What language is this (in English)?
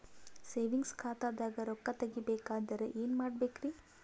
Kannada